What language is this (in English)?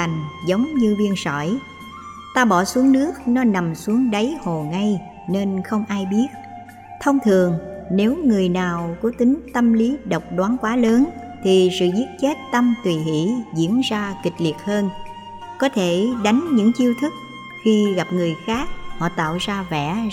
Vietnamese